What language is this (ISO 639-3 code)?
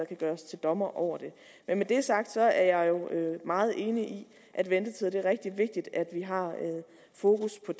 dan